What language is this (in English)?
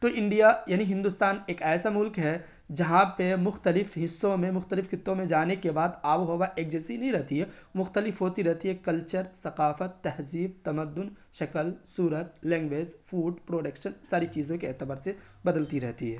Urdu